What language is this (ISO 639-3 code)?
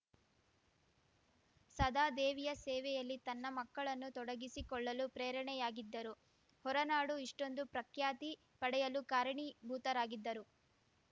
kan